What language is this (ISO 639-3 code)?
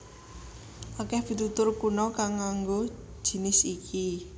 jav